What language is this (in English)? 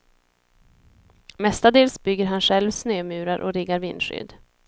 Swedish